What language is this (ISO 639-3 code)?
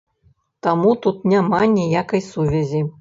bel